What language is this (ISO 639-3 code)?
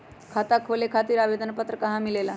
mag